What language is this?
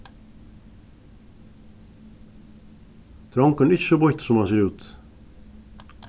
Faroese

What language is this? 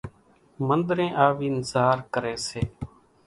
Kachi Koli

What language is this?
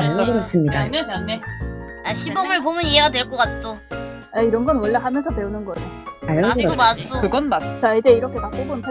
Korean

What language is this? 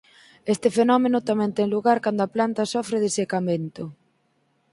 Galician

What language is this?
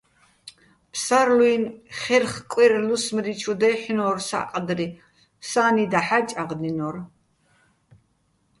Bats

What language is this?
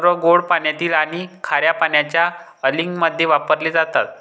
Marathi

